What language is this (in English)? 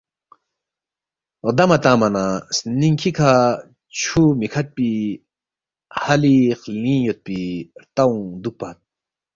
Balti